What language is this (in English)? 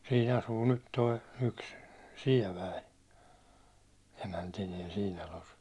Finnish